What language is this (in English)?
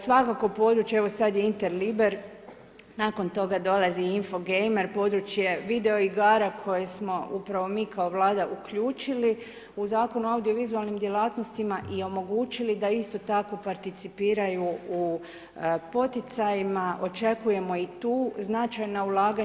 Croatian